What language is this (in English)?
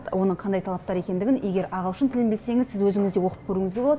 Kazakh